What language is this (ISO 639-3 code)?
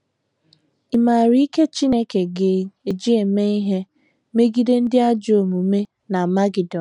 ibo